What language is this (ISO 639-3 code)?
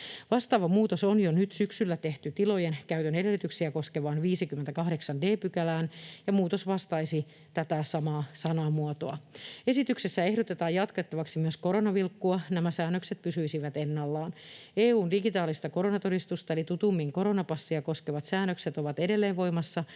fin